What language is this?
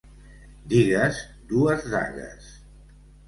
Catalan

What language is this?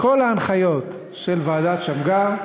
Hebrew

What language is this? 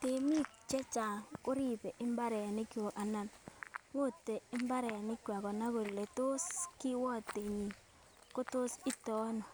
Kalenjin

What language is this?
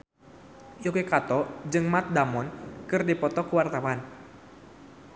Sundanese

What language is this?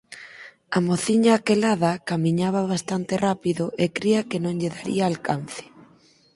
Galician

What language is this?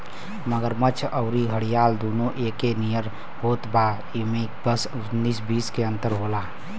Bhojpuri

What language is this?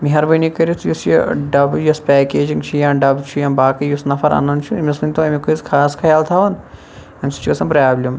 Kashmiri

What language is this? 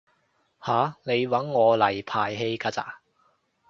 Cantonese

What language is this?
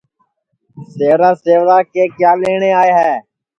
Sansi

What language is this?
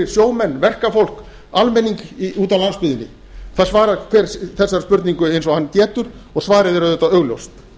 Icelandic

